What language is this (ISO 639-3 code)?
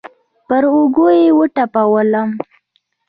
pus